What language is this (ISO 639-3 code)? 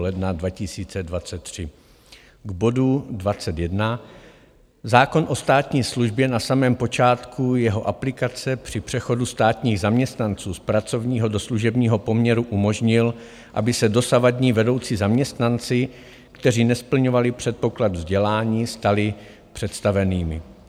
ces